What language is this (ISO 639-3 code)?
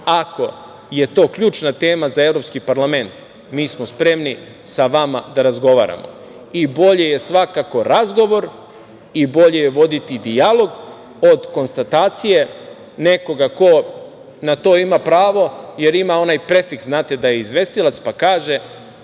srp